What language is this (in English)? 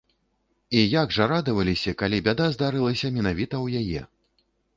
Belarusian